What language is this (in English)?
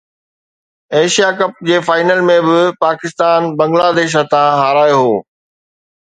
Sindhi